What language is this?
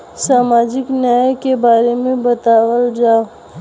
Bhojpuri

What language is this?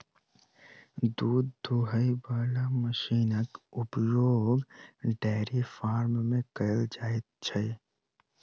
Maithili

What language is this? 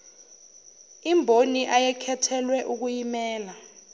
Zulu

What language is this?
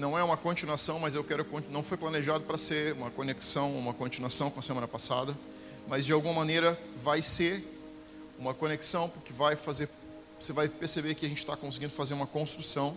Portuguese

